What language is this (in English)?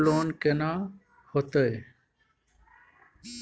Maithili